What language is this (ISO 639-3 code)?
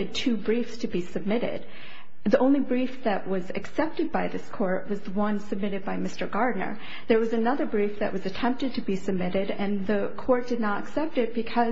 eng